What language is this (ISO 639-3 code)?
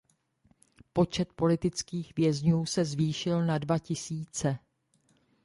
ces